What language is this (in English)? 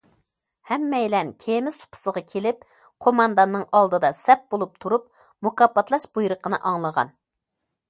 Uyghur